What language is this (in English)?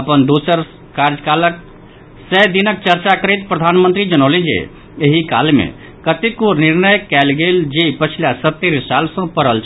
Maithili